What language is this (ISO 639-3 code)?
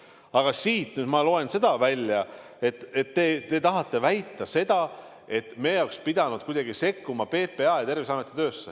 est